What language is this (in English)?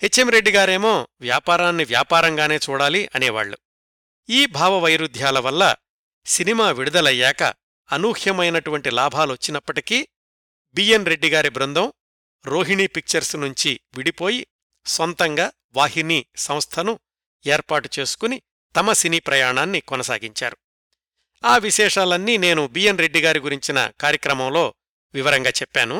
Telugu